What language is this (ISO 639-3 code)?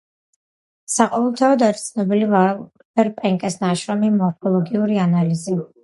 kat